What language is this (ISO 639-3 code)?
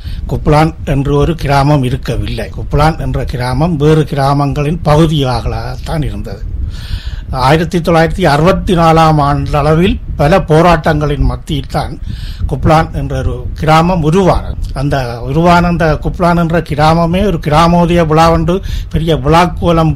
tam